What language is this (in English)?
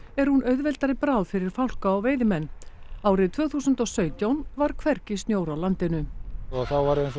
Icelandic